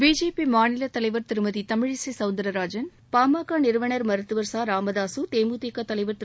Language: Tamil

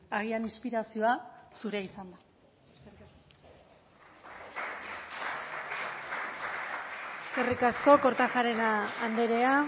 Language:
Basque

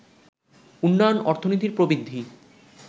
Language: Bangla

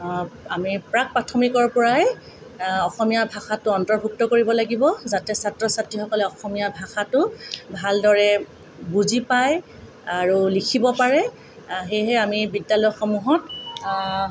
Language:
Assamese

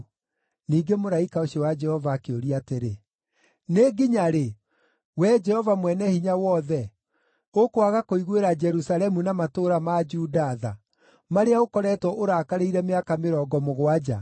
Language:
Kikuyu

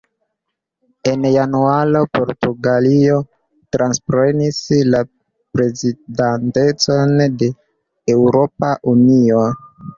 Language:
Esperanto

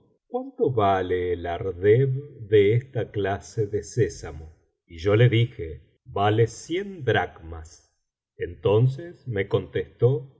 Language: Spanish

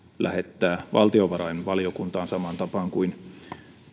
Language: Finnish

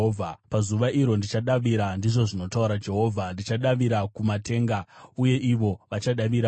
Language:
Shona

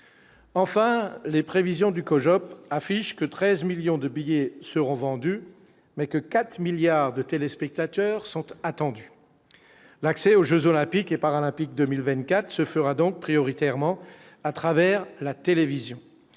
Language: French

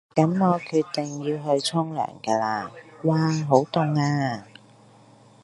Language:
Cantonese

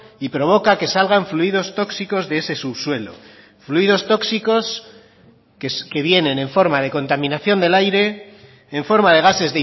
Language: Spanish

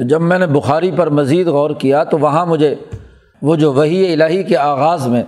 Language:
Urdu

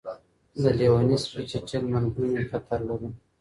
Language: Pashto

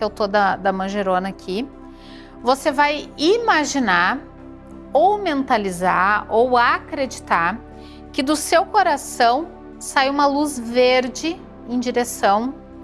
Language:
Portuguese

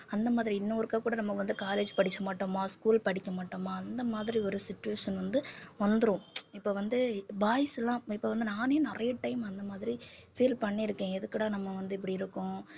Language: Tamil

